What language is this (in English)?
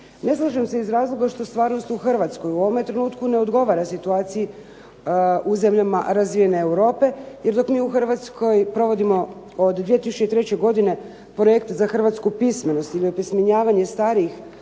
Croatian